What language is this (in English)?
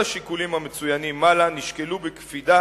Hebrew